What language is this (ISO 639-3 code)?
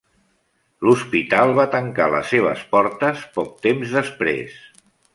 cat